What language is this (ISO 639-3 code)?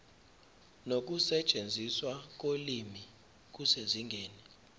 zul